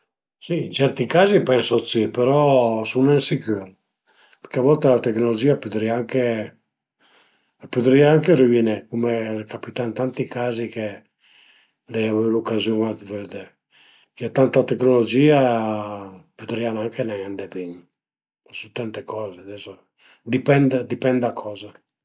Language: Piedmontese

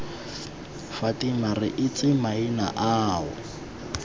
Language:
Tswana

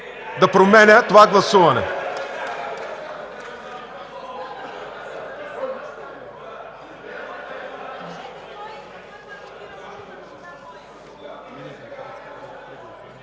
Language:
Bulgarian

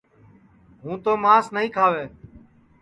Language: Sansi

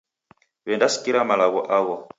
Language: Taita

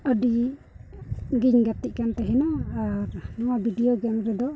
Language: Santali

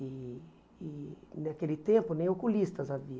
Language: Portuguese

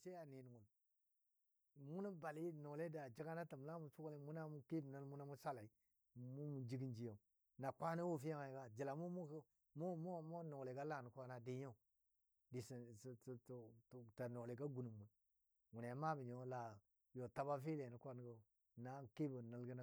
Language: Dadiya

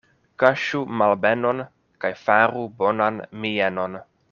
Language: Esperanto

